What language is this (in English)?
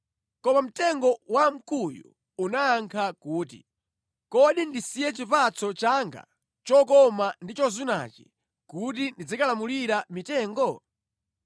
Nyanja